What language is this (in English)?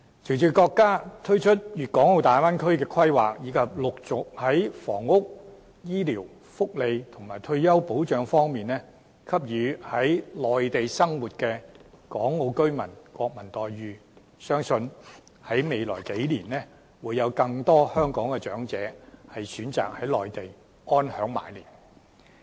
Cantonese